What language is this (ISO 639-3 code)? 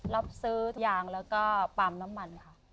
tha